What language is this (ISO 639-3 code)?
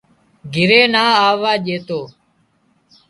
kxp